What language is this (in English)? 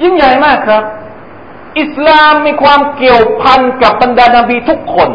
Thai